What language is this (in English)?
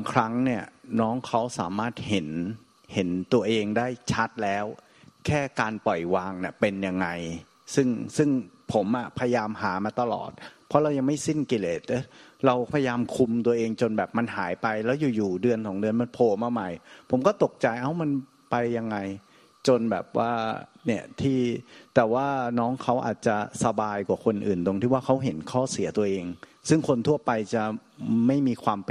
Thai